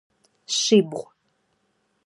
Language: Adyghe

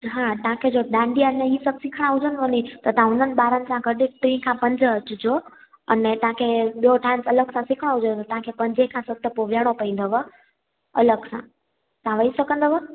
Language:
Sindhi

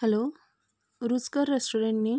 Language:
Konkani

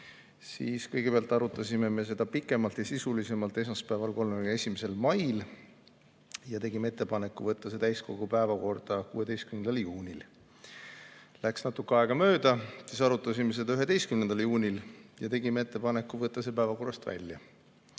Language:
Estonian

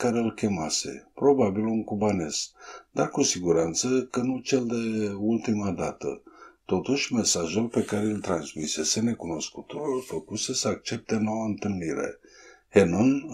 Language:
Romanian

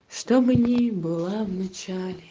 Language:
Russian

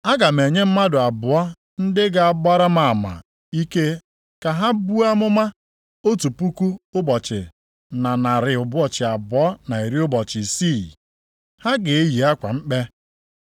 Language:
Igbo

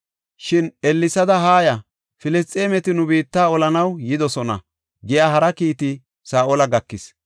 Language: Gofa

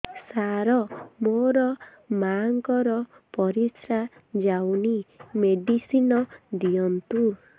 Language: Odia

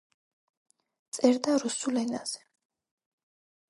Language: Georgian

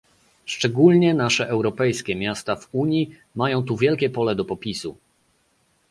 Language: Polish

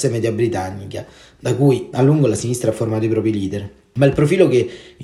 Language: Italian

